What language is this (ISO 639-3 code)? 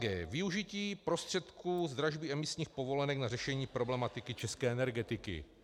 ces